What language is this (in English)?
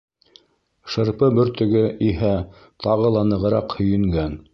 Bashkir